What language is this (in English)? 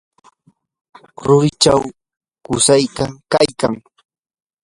Yanahuanca Pasco Quechua